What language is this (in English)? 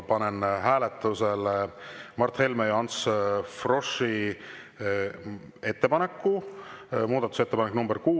Estonian